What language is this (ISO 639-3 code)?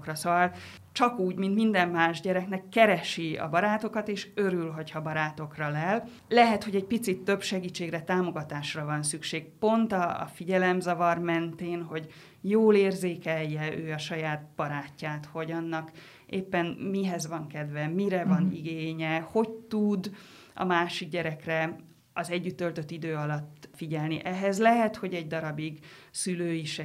hun